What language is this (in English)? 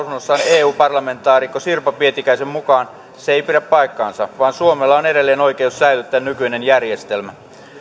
Finnish